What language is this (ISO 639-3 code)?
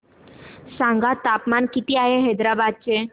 mar